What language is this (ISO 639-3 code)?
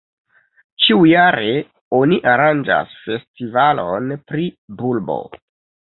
epo